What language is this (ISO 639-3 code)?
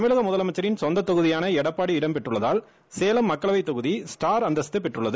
tam